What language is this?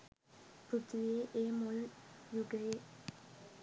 Sinhala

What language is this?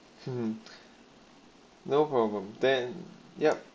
English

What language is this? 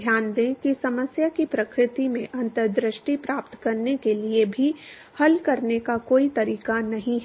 Hindi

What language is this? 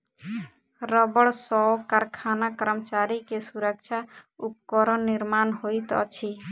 Maithili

